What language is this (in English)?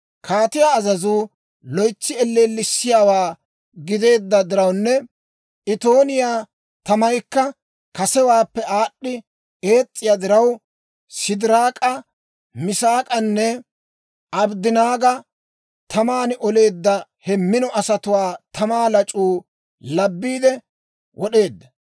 Dawro